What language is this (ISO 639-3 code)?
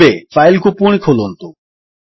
ori